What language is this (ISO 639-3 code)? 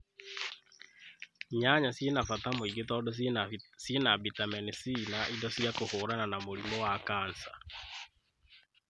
kik